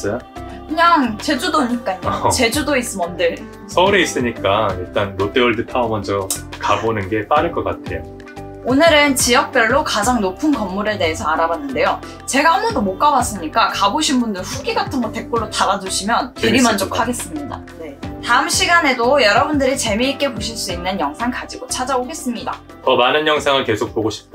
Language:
Korean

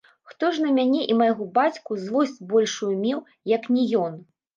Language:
Belarusian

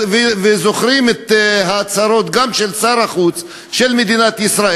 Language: Hebrew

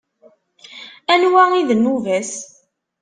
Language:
Kabyle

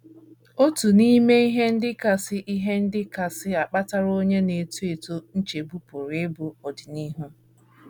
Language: Igbo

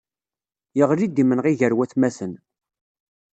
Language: Kabyle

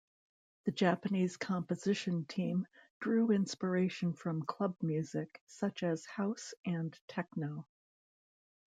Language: English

